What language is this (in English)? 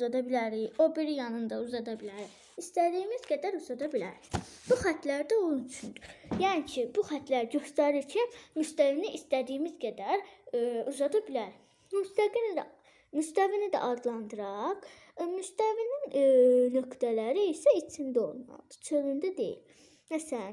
Turkish